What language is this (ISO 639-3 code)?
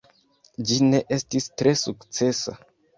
epo